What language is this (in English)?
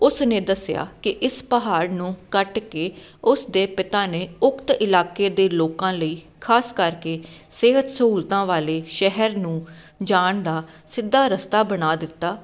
Punjabi